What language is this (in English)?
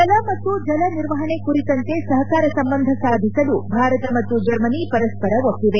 Kannada